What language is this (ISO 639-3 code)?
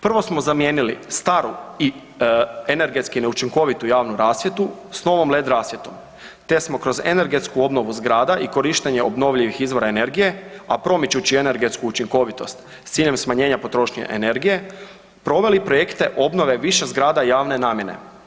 hrv